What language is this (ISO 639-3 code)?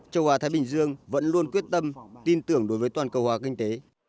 vie